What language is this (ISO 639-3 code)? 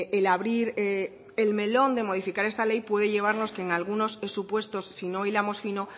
spa